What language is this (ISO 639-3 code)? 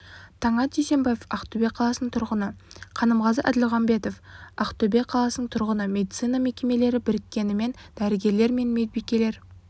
kaz